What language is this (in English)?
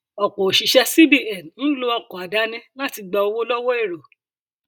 Yoruba